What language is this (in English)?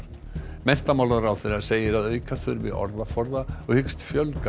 Icelandic